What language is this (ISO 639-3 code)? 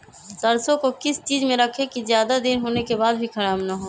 mag